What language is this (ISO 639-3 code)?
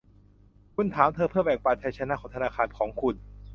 tha